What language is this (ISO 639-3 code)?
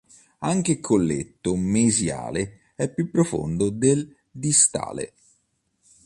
ita